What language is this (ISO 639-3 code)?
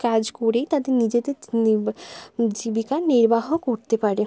ben